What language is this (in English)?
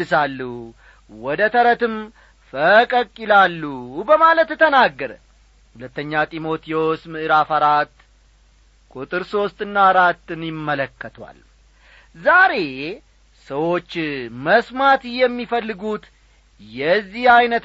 Amharic